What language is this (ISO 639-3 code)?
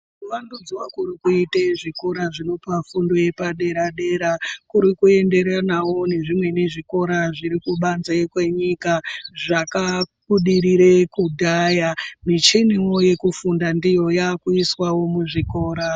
ndc